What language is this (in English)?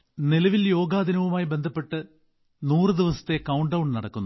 Malayalam